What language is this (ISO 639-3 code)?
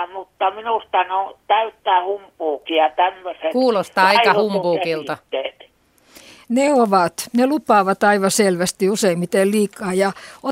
fin